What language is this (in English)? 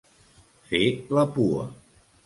Catalan